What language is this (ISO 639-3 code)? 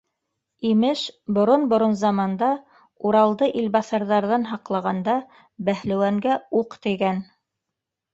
bak